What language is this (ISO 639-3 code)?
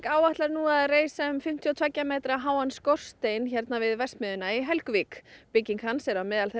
isl